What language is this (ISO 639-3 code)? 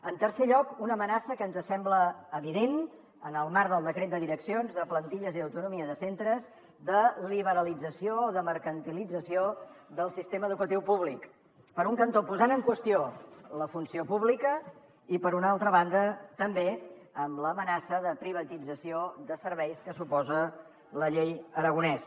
cat